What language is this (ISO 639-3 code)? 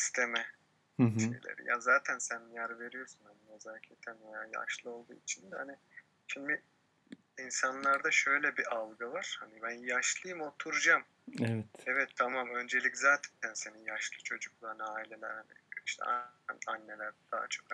tur